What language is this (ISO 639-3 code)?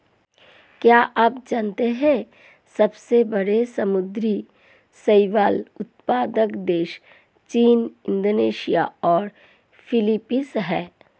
hin